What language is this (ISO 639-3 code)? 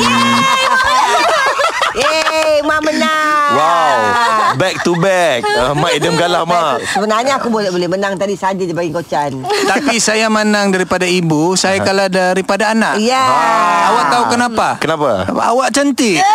msa